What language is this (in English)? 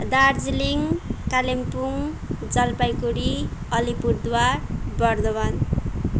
Nepali